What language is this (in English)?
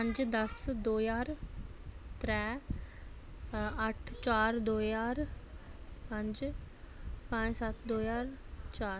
Dogri